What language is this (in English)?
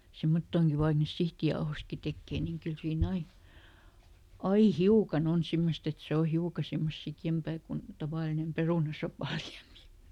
Finnish